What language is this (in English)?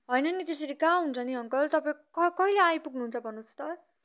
Nepali